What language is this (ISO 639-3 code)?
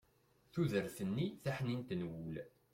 kab